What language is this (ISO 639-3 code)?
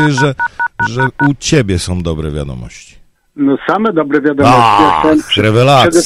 pol